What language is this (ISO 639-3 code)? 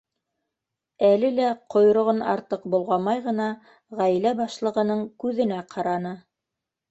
bak